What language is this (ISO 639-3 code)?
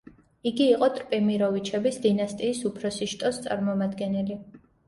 kat